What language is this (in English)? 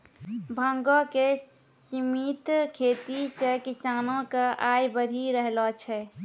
Maithili